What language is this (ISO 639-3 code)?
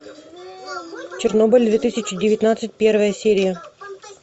rus